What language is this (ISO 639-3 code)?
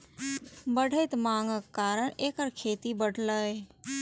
mai